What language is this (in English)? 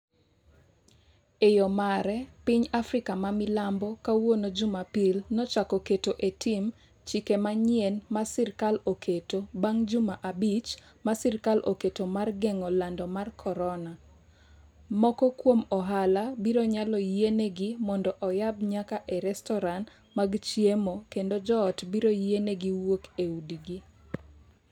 Luo (Kenya and Tanzania)